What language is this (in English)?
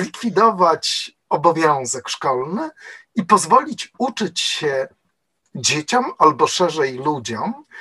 Polish